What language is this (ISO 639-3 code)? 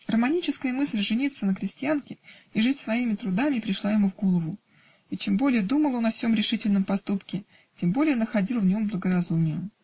rus